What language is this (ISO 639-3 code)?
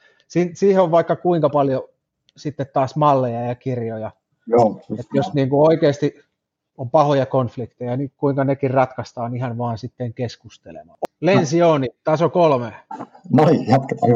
fin